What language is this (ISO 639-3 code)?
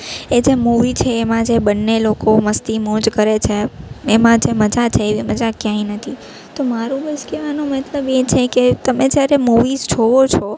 guj